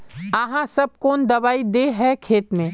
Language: Magahi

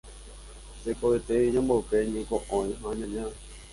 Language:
Guarani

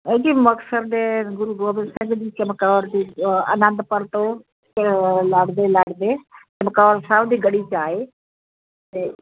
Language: Punjabi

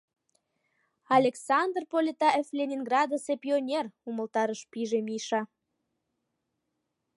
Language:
Mari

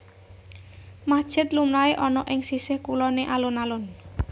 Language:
Javanese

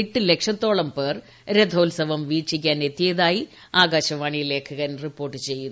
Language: Malayalam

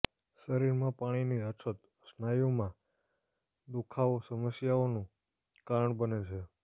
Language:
Gujarati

